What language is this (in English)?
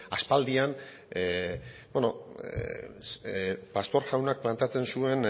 Basque